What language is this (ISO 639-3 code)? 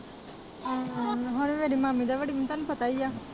pan